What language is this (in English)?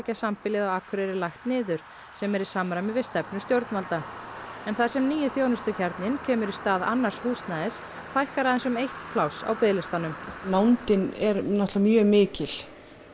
Icelandic